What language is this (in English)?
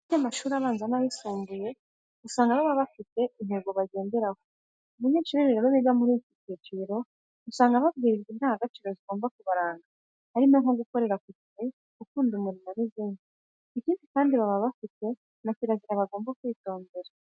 Kinyarwanda